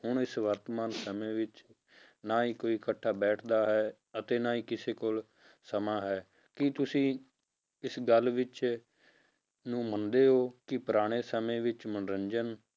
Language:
Punjabi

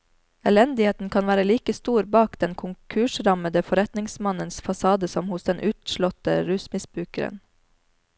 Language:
Norwegian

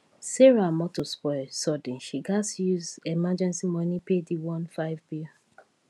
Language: Nigerian Pidgin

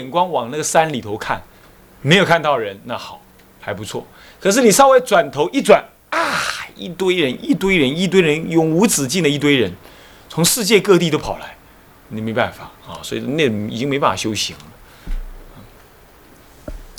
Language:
Chinese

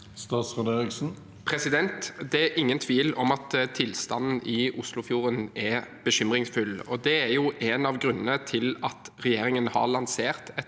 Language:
Norwegian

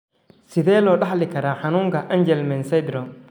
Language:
Somali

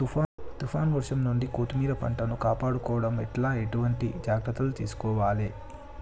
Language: Telugu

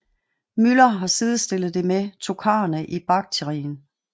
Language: Danish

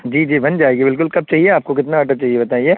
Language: Urdu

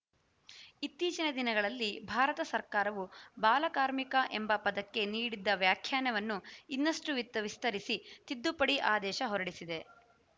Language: Kannada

